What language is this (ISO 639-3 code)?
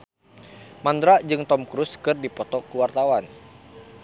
sun